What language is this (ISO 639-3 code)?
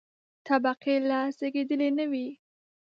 pus